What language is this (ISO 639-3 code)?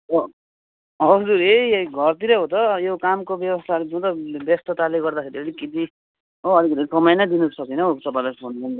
nep